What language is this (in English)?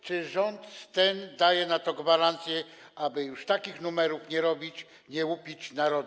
Polish